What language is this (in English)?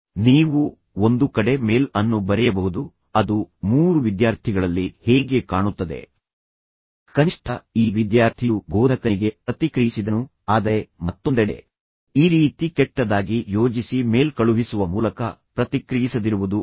Kannada